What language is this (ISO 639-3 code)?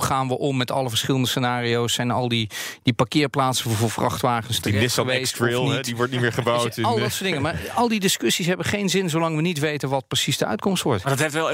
nld